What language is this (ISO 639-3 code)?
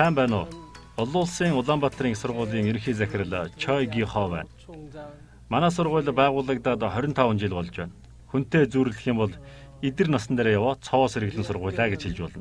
kor